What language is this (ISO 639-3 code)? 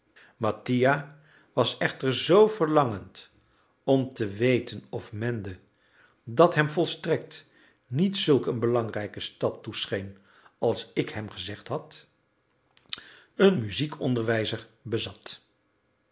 nld